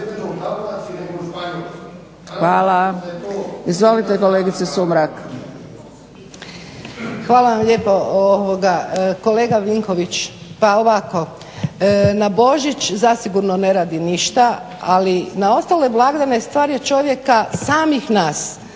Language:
Croatian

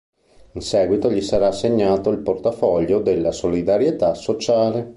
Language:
Italian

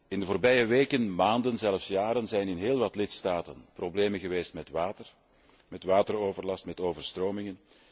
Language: Dutch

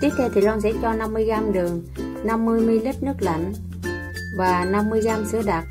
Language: Vietnamese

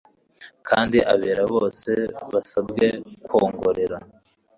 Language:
Kinyarwanda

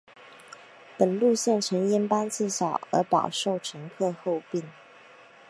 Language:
Chinese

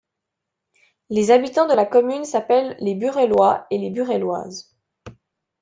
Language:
French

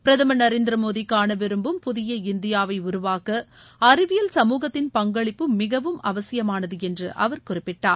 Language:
Tamil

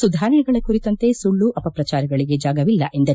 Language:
Kannada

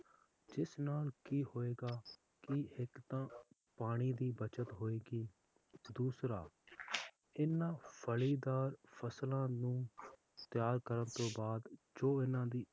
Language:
Punjabi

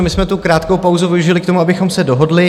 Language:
Czech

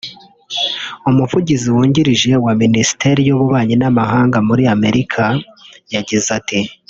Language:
Kinyarwanda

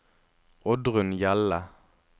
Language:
Norwegian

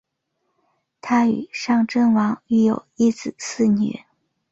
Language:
Chinese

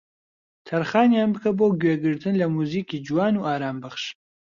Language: Central Kurdish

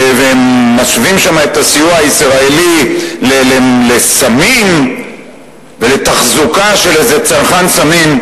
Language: Hebrew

